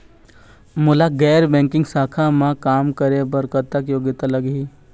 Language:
Chhattisgarhi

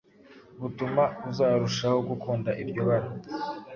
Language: Kinyarwanda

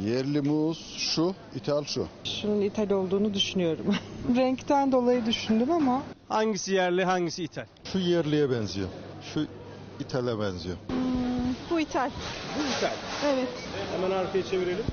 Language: Turkish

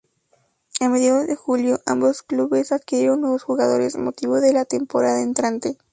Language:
Spanish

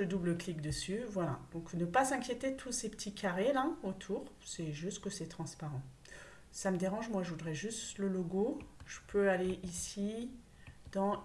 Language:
French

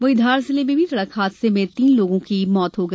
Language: Hindi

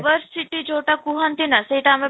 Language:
Odia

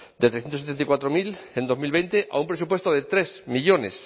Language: Spanish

